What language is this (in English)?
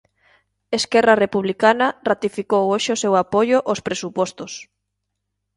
Galician